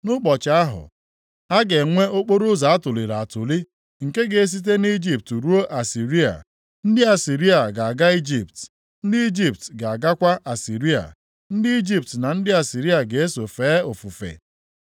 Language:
Igbo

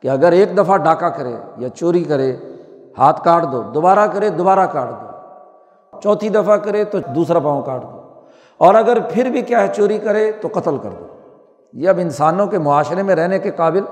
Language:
Urdu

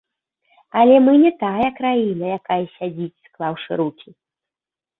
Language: Belarusian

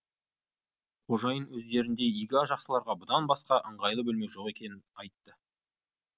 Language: Kazakh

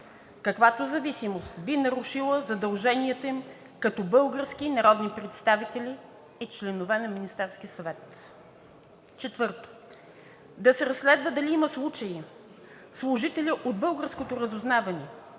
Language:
Bulgarian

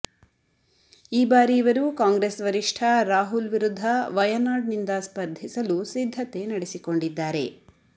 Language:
Kannada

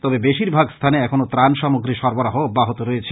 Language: Bangla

